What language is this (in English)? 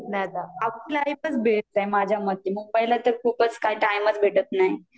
Marathi